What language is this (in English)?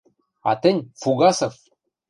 Western Mari